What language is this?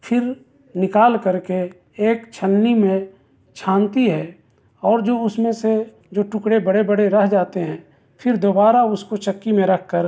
Urdu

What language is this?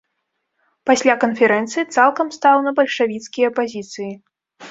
Belarusian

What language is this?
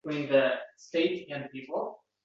Uzbek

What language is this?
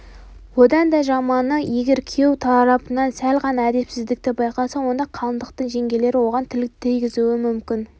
Kazakh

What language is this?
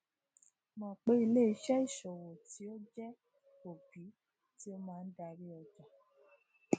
Yoruba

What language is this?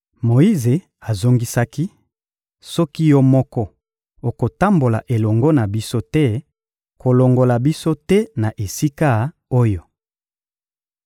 Lingala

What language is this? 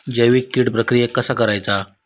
Marathi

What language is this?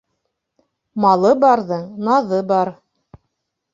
Bashkir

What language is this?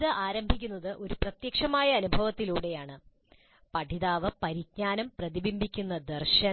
Malayalam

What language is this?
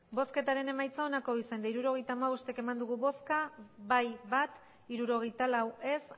Basque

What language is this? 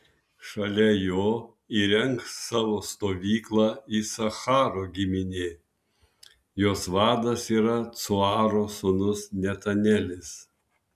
Lithuanian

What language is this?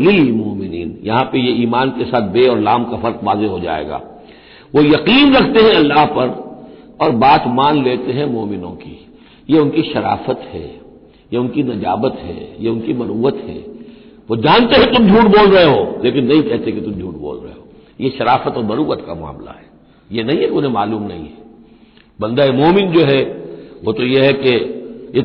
Hindi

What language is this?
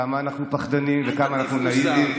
Hebrew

